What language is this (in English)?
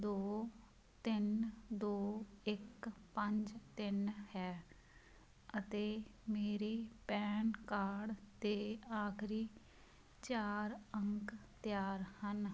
Punjabi